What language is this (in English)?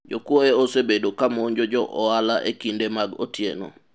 Luo (Kenya and Tanzania)